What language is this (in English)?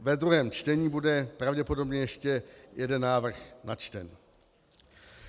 Czech